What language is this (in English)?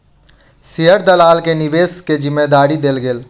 Maithili